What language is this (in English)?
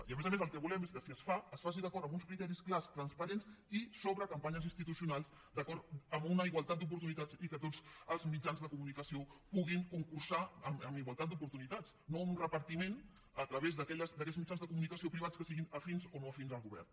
Catalan